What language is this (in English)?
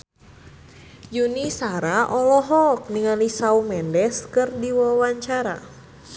Sundanese